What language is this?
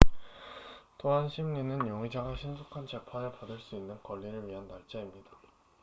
Korean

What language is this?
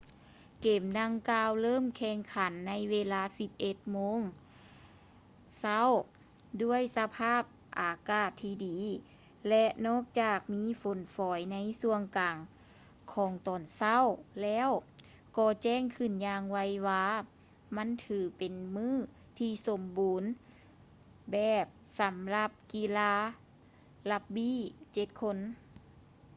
Lao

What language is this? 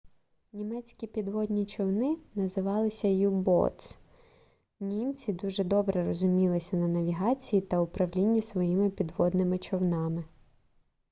Ukrainian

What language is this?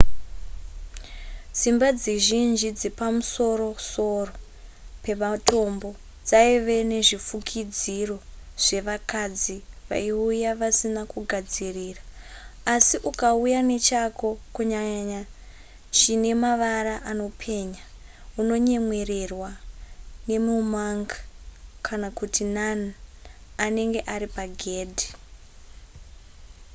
Shona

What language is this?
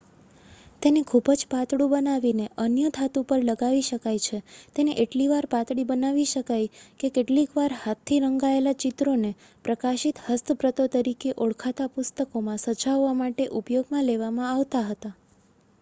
Gujarati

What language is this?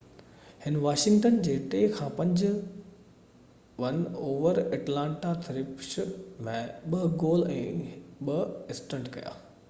Sindhi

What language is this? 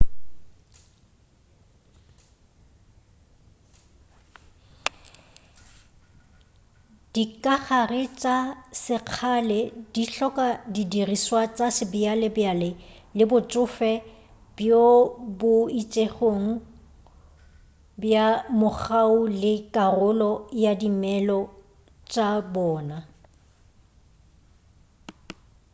Northern Sotho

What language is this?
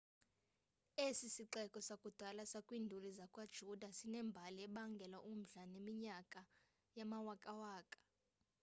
Xhosa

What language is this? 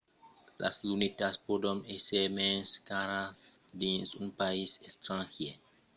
Occitan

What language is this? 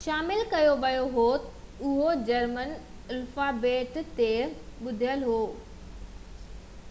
Sindhi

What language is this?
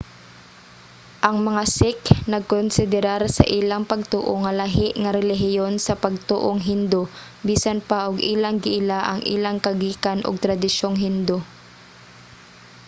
Cebuano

